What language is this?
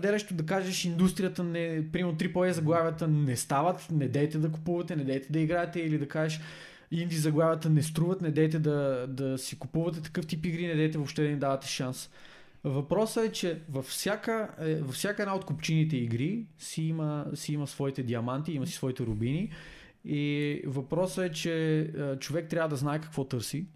Bulgarian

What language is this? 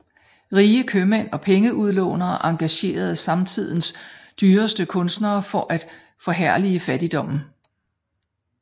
Danish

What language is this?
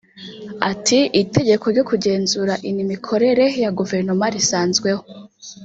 Kinyarwanda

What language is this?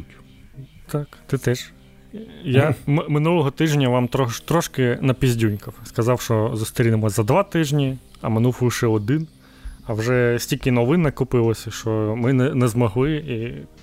Ukrainian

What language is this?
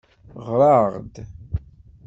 Kabyle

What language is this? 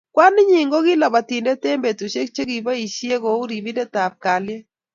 Kalenjin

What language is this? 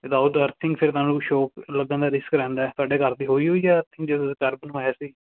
Punjabi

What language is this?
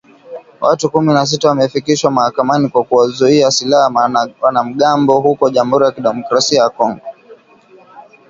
Swahili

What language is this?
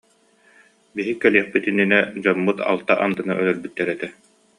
Yakut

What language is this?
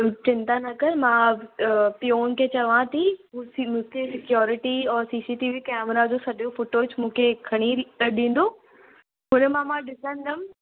Sindhi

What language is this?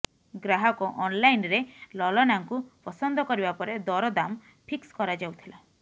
Odia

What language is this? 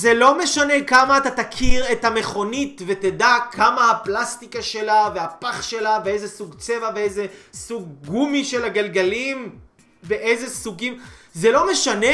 Hebrew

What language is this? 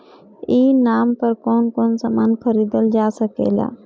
Bhojpuri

